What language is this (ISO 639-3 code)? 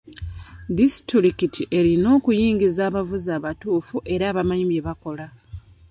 lug